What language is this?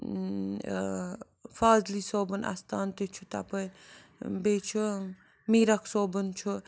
Kashmiri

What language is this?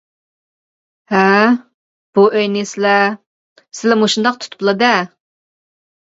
Uyghur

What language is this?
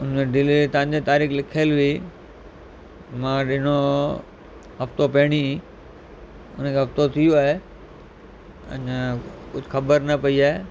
Sindhi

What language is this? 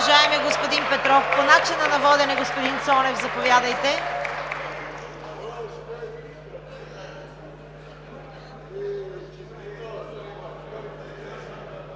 Bulgarian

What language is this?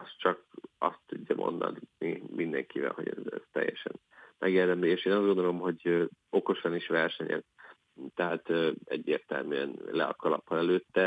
Hungarian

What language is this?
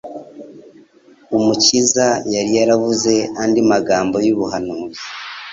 Kinyarwanda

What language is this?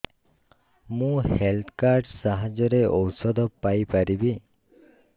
Odia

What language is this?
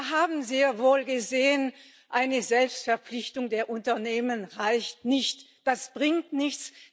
German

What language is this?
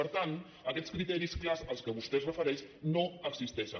Catalan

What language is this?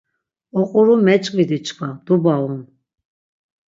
Laz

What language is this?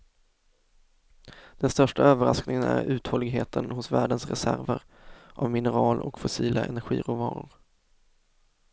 Swedish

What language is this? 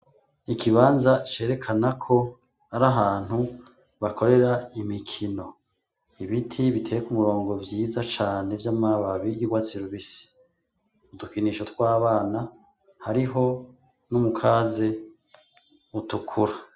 Rundi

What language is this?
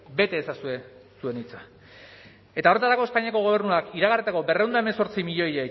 Basque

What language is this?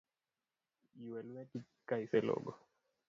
Luo (Kenya and Tanzania)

